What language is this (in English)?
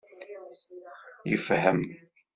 Kabyle